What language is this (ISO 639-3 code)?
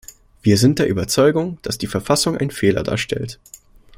deu